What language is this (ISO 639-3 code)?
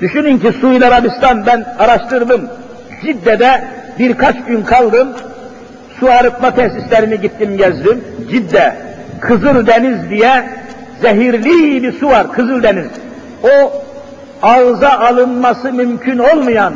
tur